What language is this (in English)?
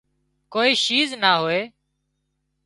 Wadiyara Koli